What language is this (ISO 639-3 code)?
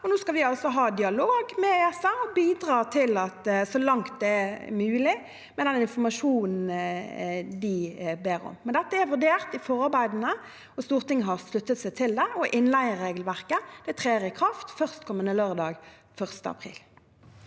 nor